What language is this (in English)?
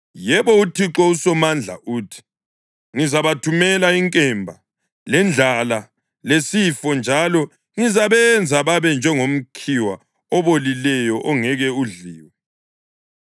North Ndebele